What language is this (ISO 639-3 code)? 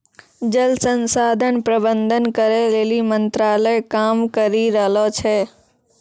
mai